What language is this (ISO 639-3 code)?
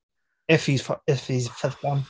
cym